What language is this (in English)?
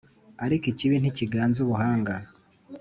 Kinyarwanda